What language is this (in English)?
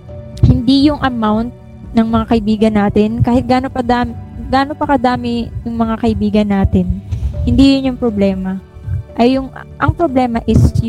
Filipino